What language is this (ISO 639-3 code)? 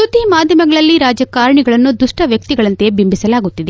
kan